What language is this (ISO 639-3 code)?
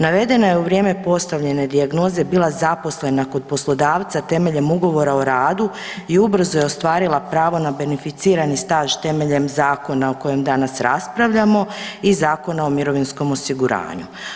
hrv